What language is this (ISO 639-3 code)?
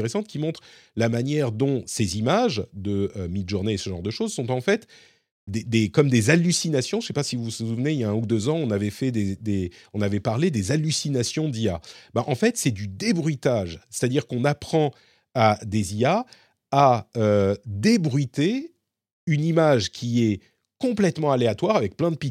fra